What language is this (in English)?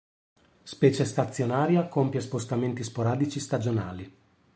Italian